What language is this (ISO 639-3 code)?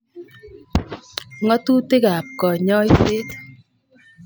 kln